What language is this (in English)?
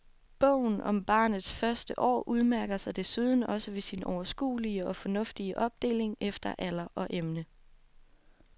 Danish